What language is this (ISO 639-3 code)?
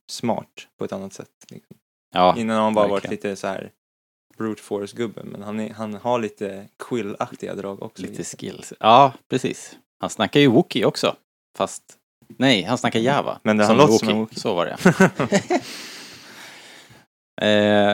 swe